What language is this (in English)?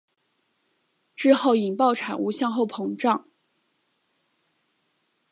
Chinese